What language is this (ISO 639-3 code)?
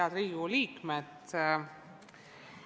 est